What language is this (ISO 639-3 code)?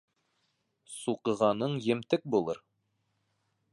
bak